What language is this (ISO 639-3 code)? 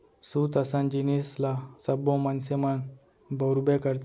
hne